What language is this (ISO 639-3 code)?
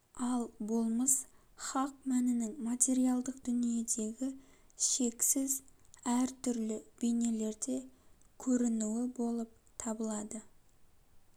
kaz